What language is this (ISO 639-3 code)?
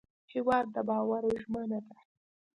pus